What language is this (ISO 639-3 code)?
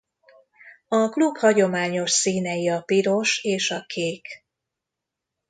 hun